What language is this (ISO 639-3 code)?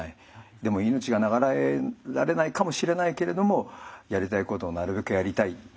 jpn